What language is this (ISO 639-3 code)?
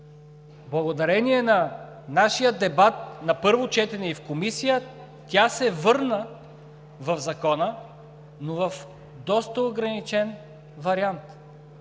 bul